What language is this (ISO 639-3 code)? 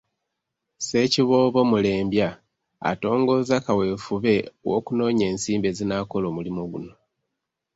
lug